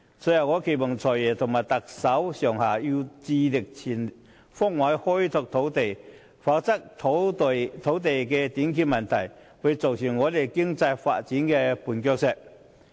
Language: Cantonese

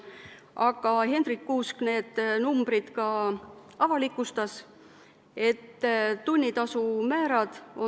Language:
Estonian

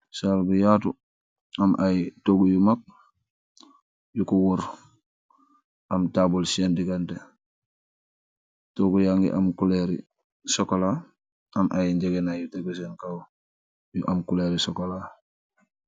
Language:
Wolof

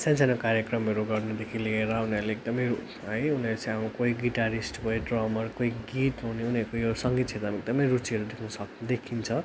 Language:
Nepali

